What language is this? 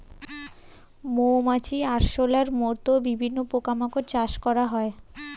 Bangla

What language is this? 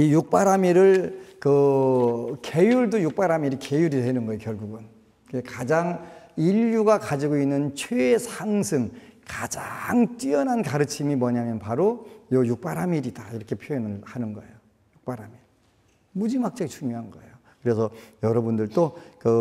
Korean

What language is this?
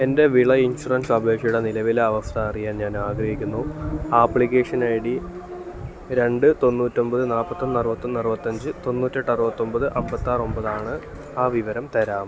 Malayalam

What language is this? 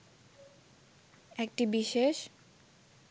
Bangla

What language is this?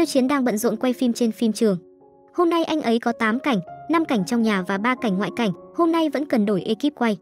Vietnamese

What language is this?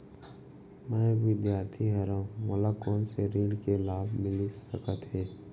Chhattisgarhi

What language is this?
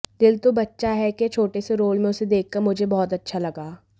Hindi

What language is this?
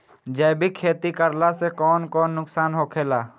Bhojpuri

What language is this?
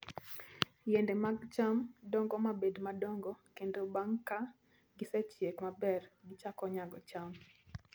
Luo (Kenya and Tanzania)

